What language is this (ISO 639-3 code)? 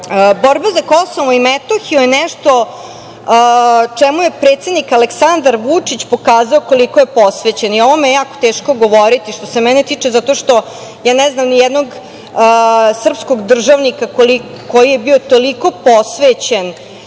srp